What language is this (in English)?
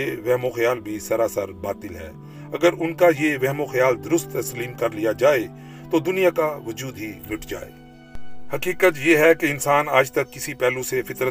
Urdu